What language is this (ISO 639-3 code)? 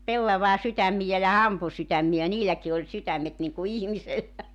fin